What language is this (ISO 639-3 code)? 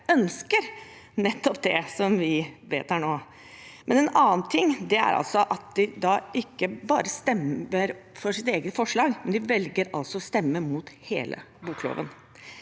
nor